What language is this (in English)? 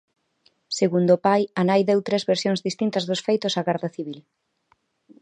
Galician